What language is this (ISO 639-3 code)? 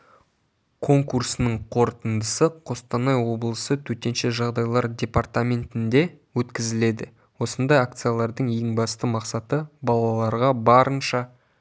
kaz